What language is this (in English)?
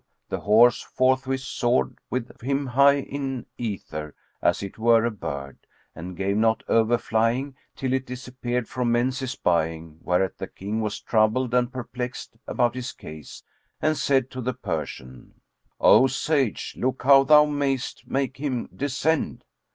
English